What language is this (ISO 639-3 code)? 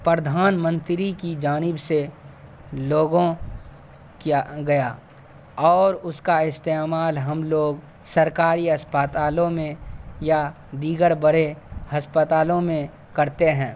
urd